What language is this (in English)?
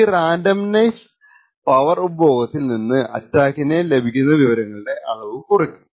Malayalam